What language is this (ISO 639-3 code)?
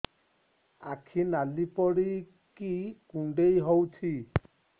ori